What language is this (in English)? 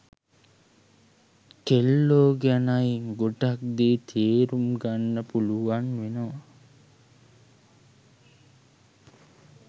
Sinhala